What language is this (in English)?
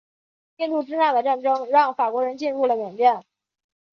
Chinese